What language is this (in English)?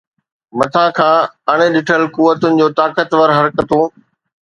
Sindhi